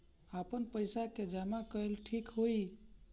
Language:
Bhojpuri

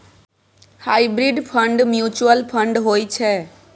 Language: Maithili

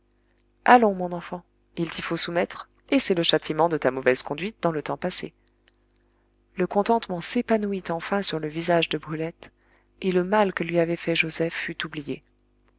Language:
French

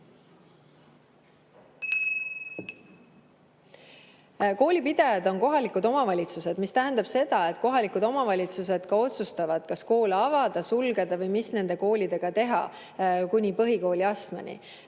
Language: Estonian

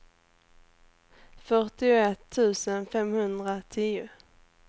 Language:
Swedish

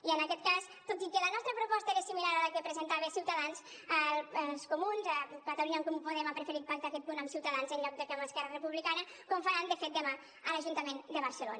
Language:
Catalan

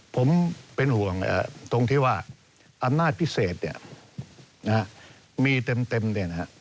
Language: Thai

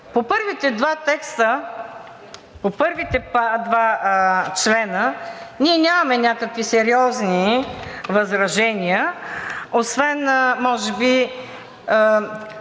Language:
Bulgarian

